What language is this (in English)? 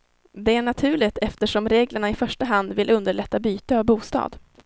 Swedish